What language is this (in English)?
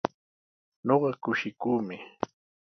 Sihuas Ancash Quechua